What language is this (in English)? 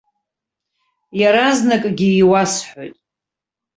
Abkhazian